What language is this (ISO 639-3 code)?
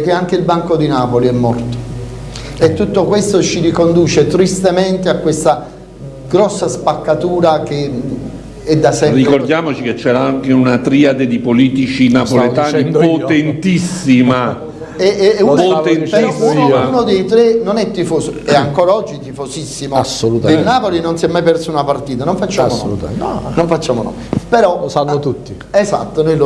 ita